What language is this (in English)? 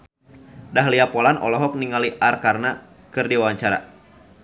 Sundanese